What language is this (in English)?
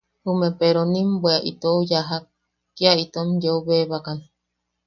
Yaqui